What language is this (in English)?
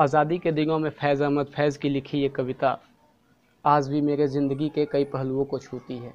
Hindi